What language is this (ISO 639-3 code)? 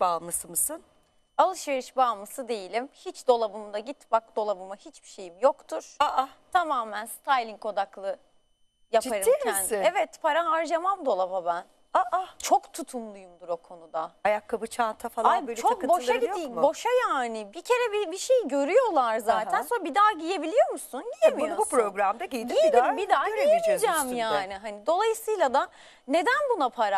tur